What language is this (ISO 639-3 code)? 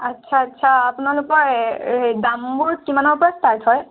asm